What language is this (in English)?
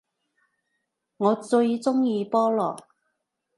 Cantonese